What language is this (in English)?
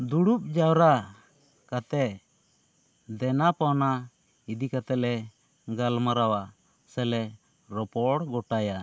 Santali